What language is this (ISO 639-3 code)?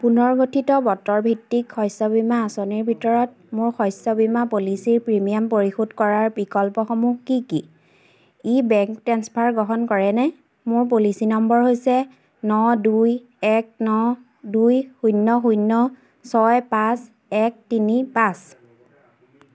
asm